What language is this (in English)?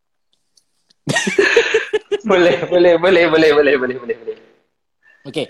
Malay